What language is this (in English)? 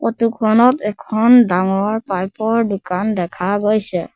Assamese